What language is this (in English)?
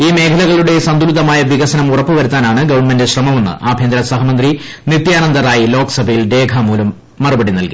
Malayalam